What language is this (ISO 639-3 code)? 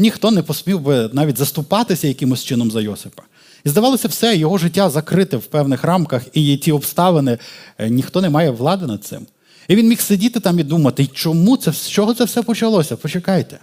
ukr